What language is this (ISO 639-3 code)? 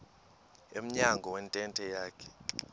xho